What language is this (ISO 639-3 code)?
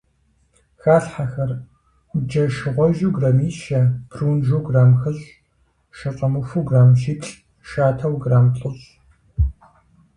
kbd